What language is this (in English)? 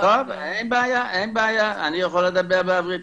Hebrew